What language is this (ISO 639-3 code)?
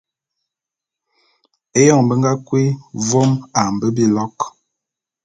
bum